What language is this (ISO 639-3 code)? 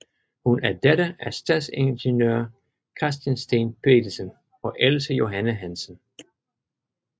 dan